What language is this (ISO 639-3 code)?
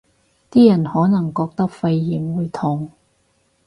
yue